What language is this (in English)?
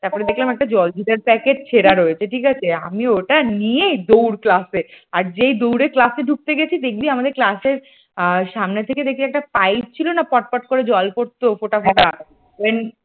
Bangla